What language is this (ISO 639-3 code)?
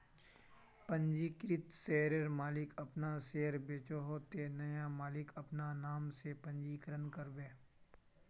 mag